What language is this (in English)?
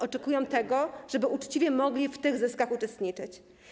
Polish